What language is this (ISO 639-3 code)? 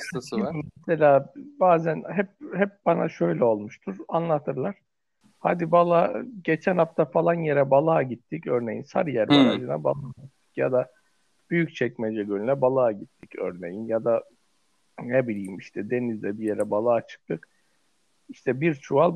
tur